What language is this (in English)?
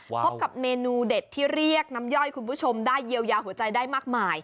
Thai